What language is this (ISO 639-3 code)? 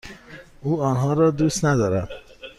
fas